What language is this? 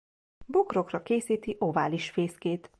Hungarian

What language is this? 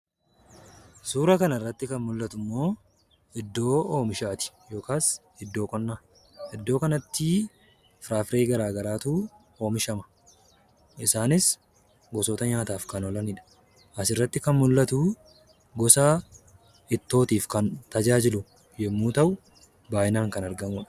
Oromo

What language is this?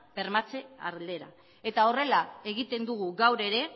Basque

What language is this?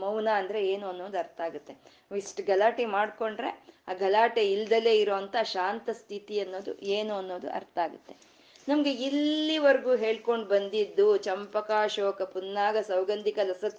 Kannada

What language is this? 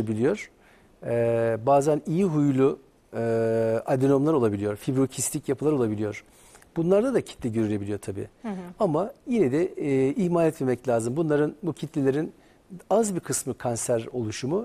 Turkish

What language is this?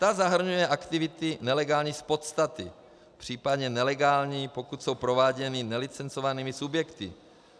Czech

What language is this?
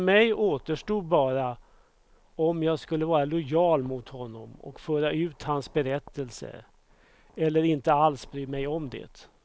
Swedish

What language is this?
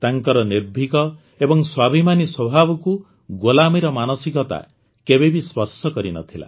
Odia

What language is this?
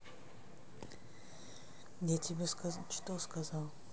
Russian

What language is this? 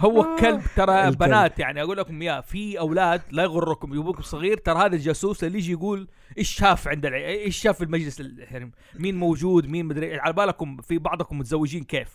Arabic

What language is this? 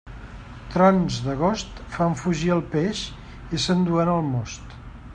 Catalan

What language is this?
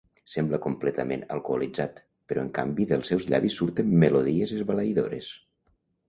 Catalan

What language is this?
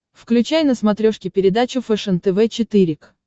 Russian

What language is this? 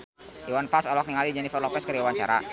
Sundanese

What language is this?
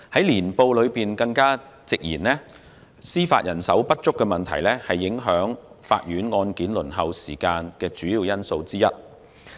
Cantonese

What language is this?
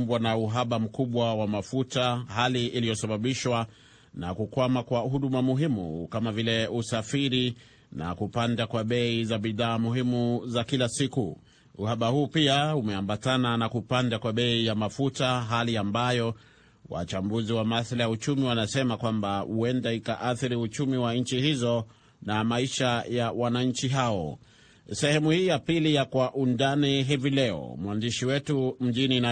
Swahili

